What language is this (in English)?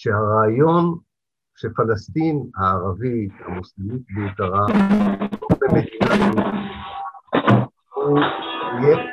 Hebrew